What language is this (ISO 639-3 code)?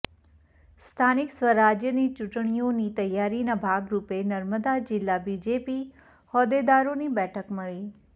guj